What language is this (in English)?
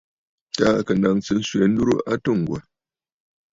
Bafut